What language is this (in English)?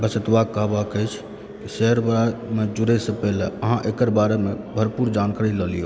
Maithili